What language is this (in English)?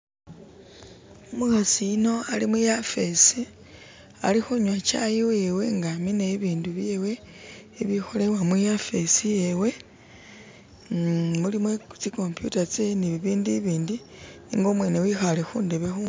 Masaaba